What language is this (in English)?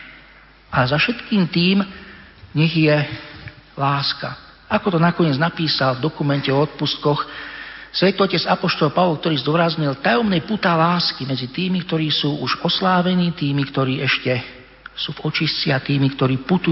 Slovak